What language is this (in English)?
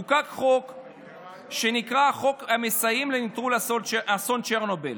Hebrew